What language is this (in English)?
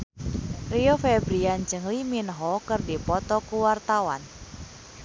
Sundanese